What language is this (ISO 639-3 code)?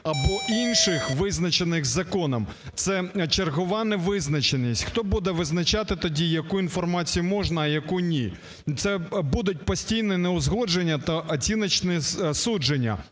ukr